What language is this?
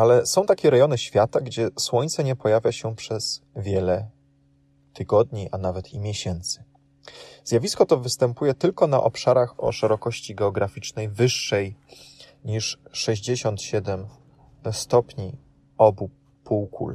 Polish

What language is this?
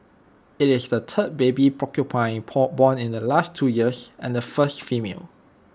English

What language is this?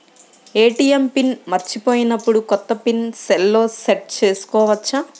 Telugu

